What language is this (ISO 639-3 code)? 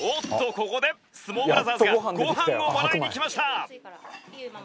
jpn